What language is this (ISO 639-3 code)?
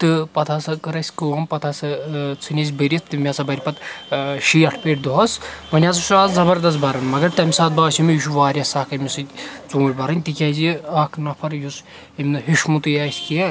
kas